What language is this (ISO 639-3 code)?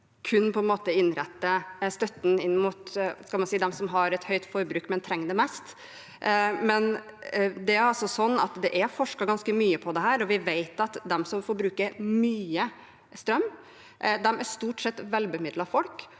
nor